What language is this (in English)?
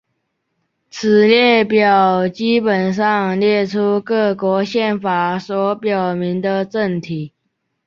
Chinese